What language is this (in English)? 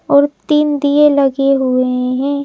Hindi